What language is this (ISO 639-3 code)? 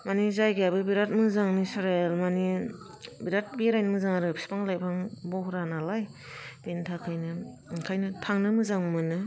brx